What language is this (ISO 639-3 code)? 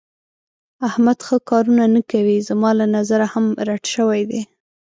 pus